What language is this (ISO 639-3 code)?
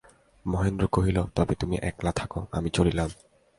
ben